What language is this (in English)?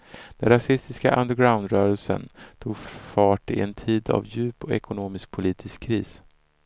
Swedish